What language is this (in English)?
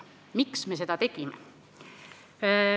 Estonian